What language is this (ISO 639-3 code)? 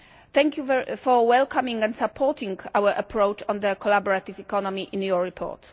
eng